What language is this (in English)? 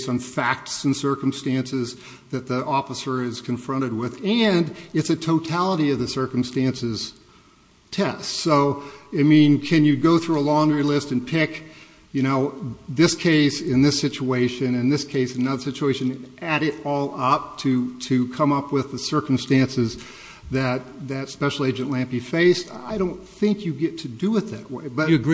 English